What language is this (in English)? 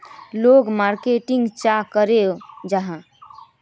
Magahi